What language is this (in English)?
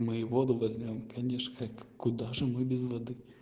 Russian